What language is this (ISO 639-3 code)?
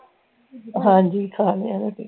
pan